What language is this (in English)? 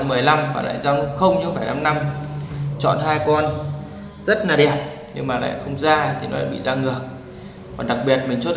Vietnamese